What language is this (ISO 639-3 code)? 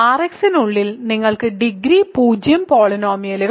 mal